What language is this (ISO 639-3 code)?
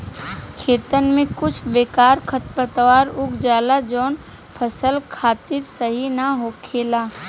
bho